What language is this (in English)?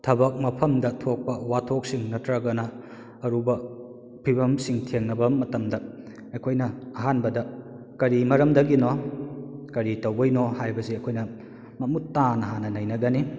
Manipuri